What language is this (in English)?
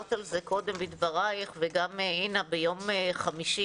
Hebrew